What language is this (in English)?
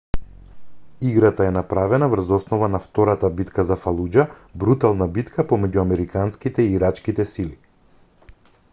Macedonian